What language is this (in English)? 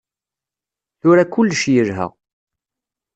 Kabyle